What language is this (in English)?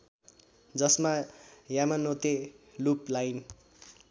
Nepali